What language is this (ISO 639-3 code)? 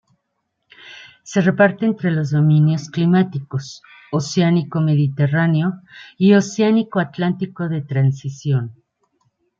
spa